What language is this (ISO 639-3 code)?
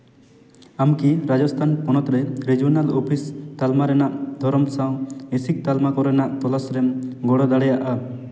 sat